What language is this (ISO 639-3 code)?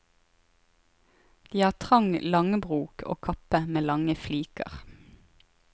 nor